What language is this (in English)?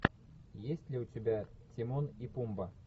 Russian